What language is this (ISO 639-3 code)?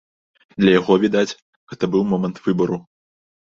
bel